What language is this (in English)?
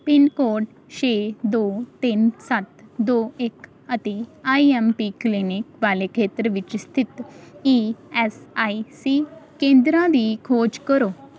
Punjabi